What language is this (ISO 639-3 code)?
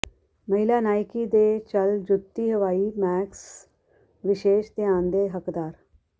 pan